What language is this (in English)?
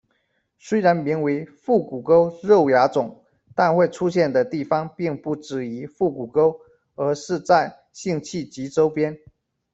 Chinese